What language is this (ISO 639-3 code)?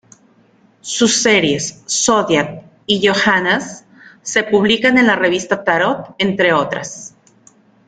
spa